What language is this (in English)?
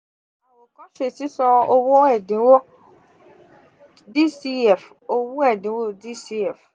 Yoruba